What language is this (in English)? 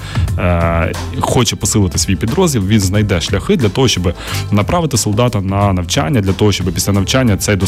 Ukrainian